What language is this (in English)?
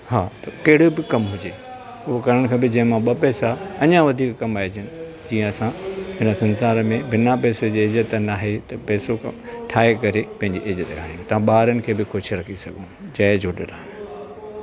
Sindhi